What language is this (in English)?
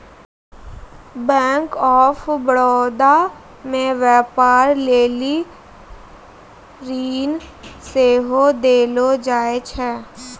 Maithili